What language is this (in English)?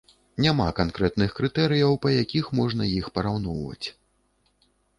Belarusian